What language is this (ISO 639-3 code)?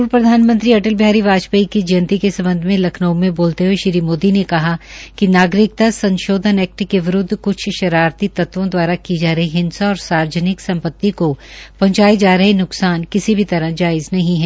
hin